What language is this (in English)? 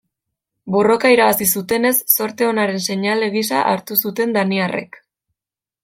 Basque